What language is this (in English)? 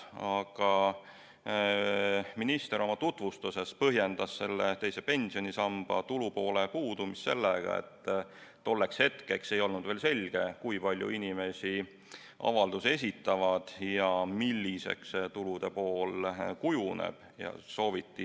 Estonian